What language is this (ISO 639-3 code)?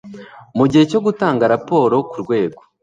kin